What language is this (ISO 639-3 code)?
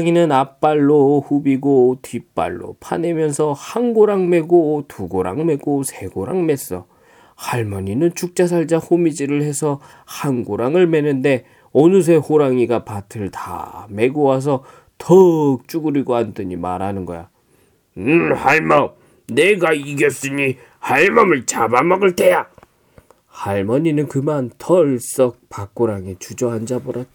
kor